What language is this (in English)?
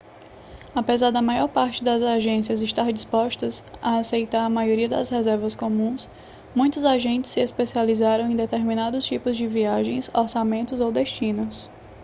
Portuguese